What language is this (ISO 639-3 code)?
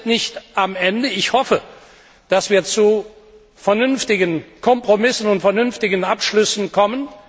deu